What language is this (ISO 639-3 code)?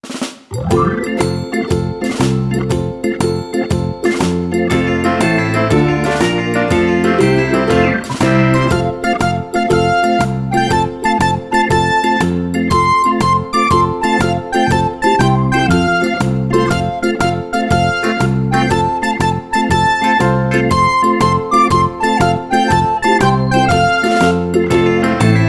ind